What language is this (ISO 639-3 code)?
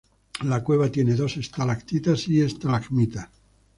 spa